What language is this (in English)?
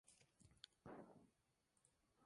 Spanish